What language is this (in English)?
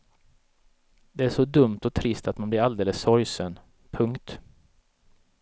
Swedish